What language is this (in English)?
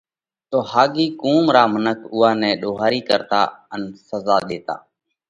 Parkari Koli